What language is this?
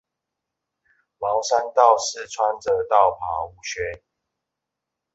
Chinese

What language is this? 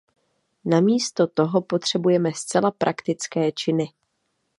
Czech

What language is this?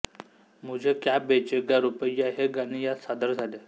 Marathi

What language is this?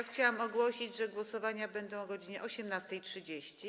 Polish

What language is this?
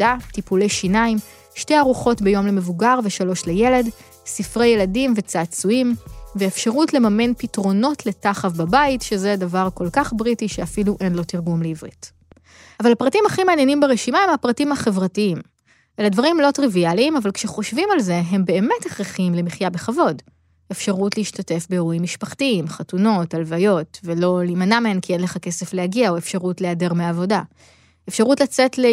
Hebrew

